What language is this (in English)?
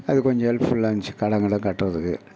Tamil